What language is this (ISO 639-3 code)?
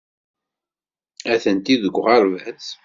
kab